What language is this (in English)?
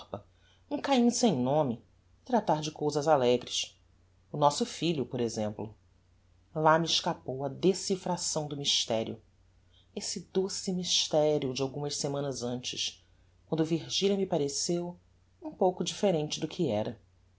Portuguese